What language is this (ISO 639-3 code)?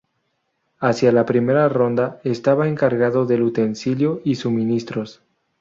spa